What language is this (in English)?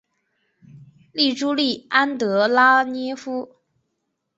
Chinese